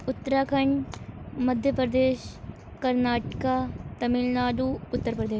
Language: Urdu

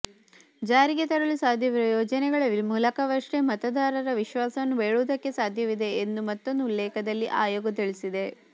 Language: Kannada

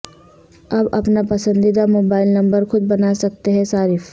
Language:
Urdu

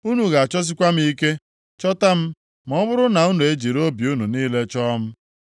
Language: Igbo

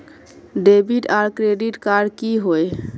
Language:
Magahi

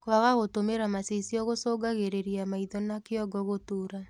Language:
Kikuyu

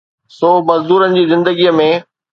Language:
Sindhi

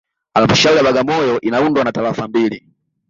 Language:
Swahili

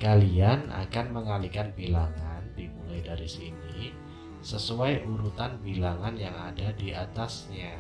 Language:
Indonesian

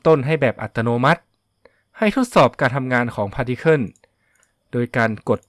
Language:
Thai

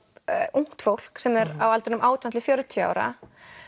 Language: Icelandic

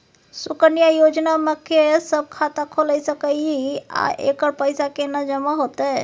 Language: Maithili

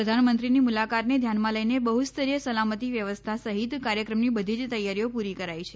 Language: Gujarati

